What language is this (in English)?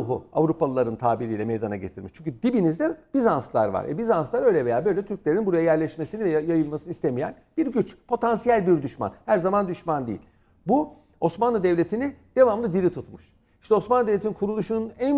Turkish